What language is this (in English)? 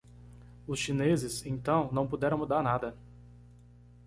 Portuguese